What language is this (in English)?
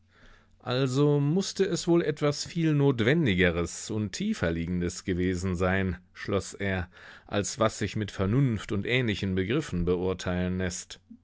German